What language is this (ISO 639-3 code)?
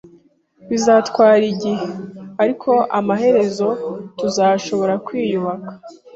kin